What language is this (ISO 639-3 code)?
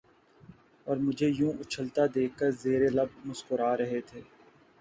urd